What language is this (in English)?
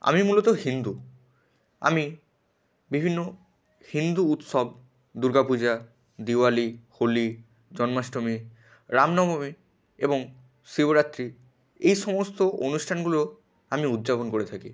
Bangla